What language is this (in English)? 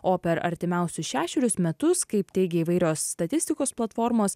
Lithuanian